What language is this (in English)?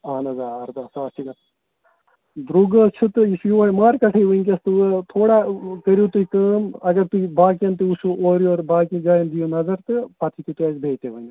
Kashmiri